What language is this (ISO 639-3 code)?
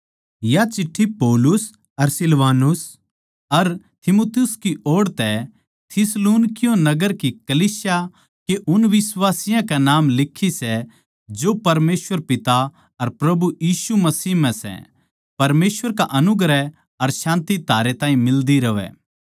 bgc